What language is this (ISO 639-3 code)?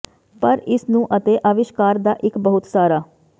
pan